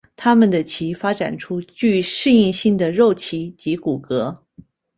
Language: Chinese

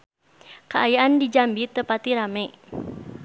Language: Sundanese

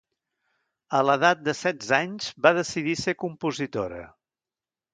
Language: Catalan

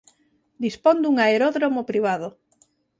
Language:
Galician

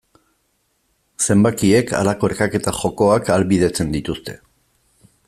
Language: Basque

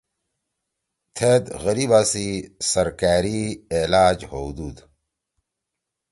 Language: Torwali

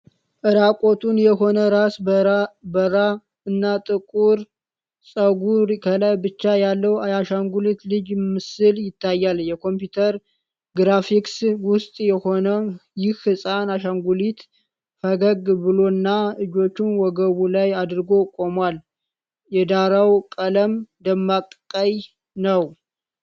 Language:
Amharic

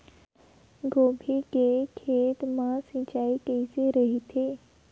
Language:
Chhattisgarhi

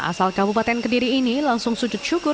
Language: Indonesian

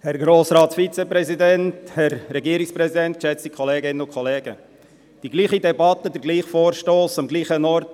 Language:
Swiss German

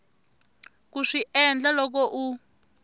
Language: Tsonga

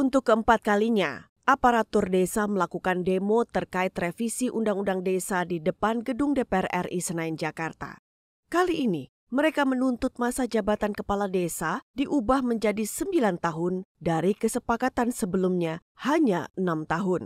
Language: Indonesian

